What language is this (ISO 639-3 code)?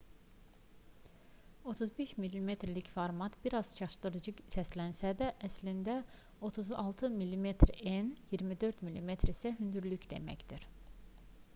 aze